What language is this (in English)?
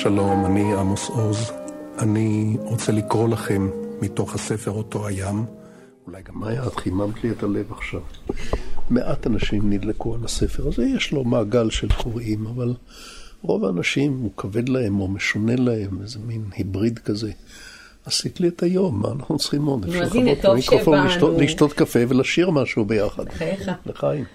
Hebrew